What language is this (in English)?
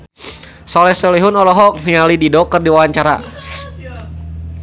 Sundanese